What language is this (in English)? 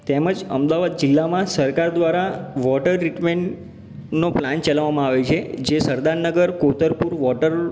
Gujarati